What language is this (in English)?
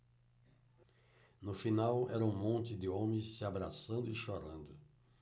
Portuguese